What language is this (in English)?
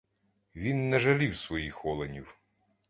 Ukrainian